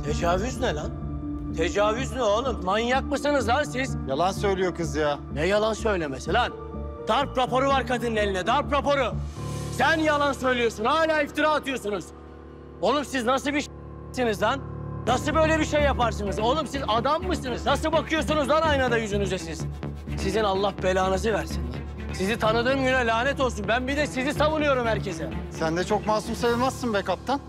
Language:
Turkish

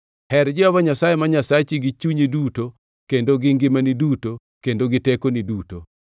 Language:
Luo (Kenya and Tanzania)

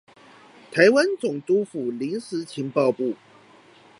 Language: Chinese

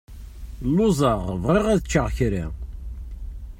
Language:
Kabyle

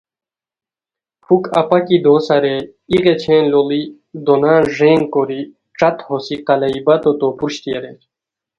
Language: Khowar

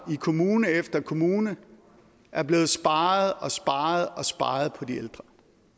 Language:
Danish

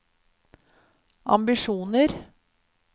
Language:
Norwegian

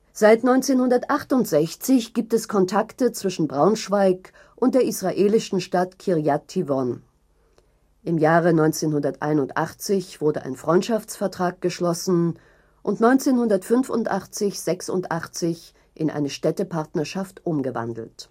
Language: German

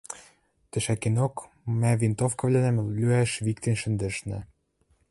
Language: Western Mari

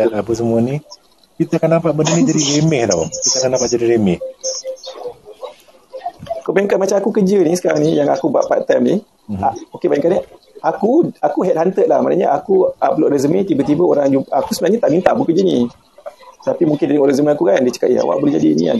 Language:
Malay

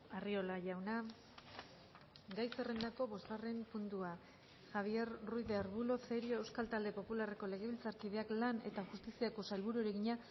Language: Basque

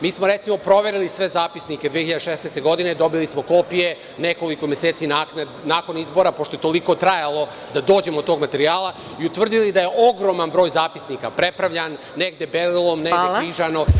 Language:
Serbian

